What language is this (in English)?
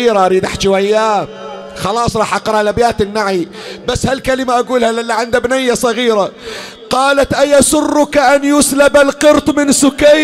Arabic